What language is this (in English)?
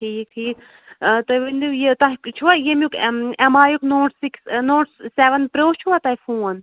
Kashmiri